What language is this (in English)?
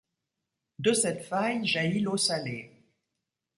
French